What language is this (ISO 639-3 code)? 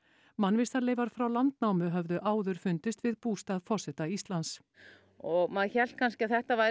isl